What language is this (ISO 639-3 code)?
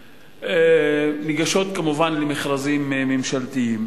heb